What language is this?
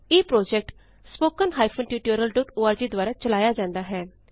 Punjabi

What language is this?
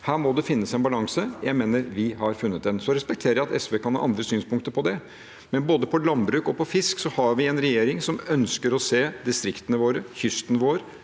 Norwegian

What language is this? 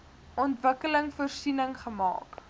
Afrikaans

